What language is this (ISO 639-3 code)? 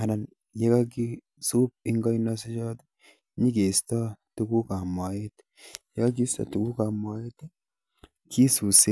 kln